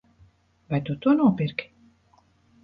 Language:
Latvian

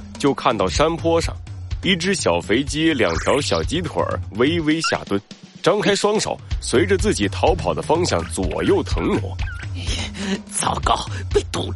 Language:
Chinese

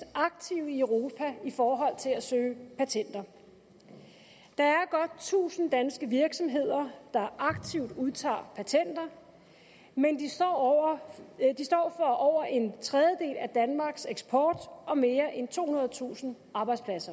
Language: Danish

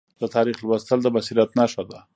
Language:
Pashto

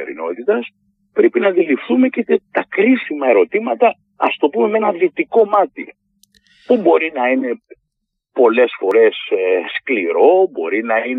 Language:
Greek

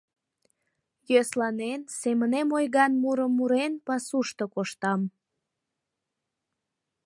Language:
Mari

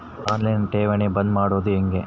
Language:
Kannada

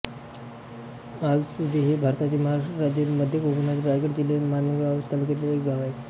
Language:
Marathi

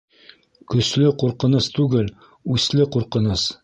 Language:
Bashkir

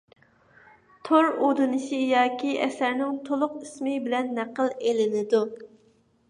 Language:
Uyghur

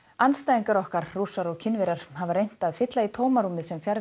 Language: Icelandic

